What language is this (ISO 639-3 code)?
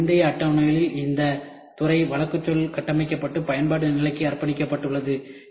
tam